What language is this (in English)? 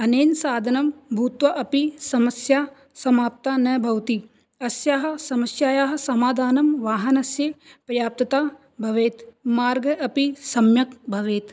Sanskrit